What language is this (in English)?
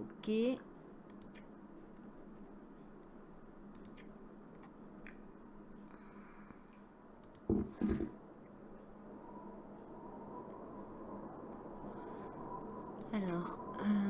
French